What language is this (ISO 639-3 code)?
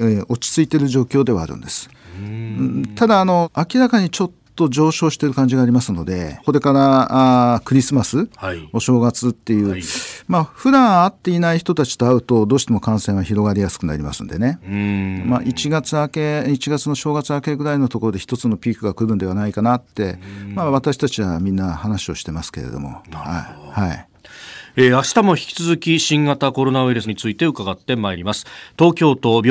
jpn